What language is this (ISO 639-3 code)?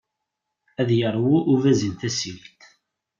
kab